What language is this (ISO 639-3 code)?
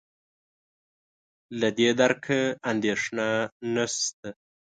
pus